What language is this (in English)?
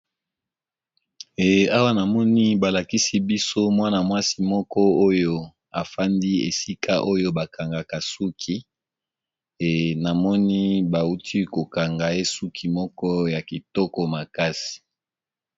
Lingala